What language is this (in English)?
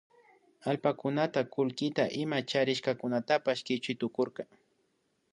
Imbabura Highland Quichua